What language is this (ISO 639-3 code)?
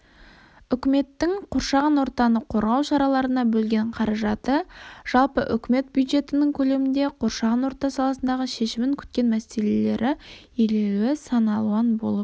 kaz